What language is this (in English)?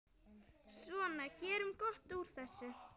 Icelandic